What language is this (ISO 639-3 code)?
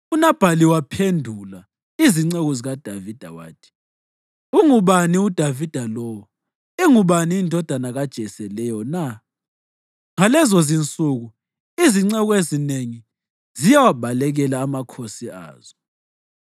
nde